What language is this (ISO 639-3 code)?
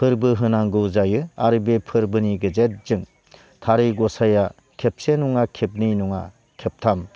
brx